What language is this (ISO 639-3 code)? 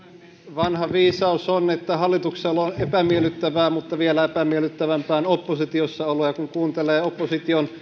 fin